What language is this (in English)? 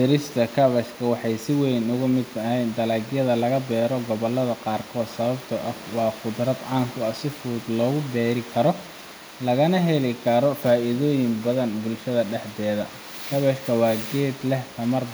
Somali